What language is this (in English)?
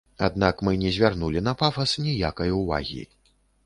Belarusian